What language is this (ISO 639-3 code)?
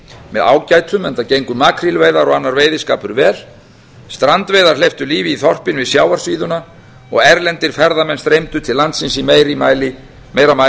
isl